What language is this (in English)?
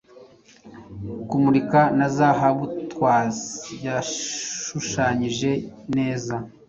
Kinyarwanda